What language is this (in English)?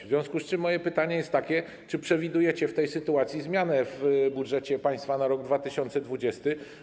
Polish